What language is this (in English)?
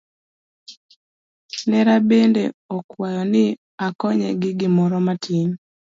Luo (Kenya and Tanzania)